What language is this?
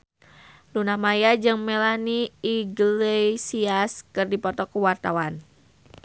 Sundanese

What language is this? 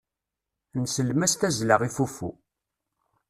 Kabyle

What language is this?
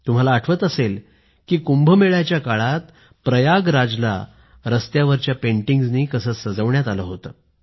Marathi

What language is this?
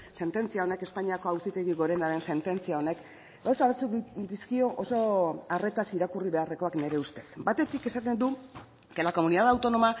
Basque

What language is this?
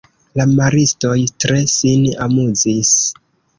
Esperanto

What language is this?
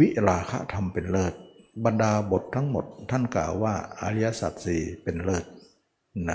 Thai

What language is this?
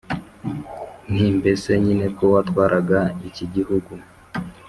Kinyarwanda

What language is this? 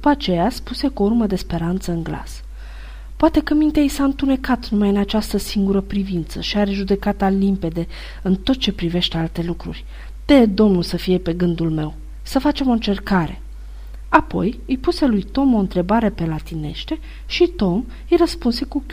Romanian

